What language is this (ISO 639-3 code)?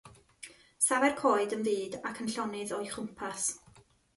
cym